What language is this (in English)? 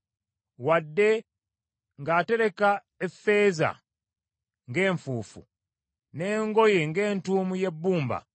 Ganda